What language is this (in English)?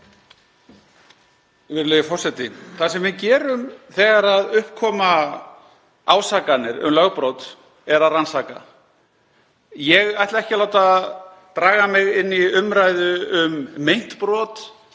Icelandic